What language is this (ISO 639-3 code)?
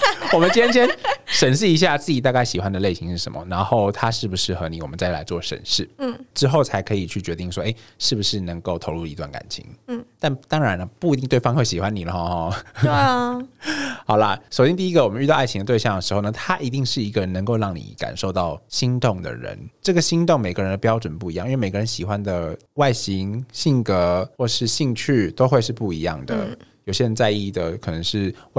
zho